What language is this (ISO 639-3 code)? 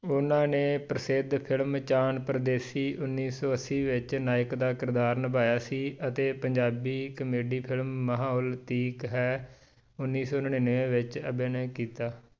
pan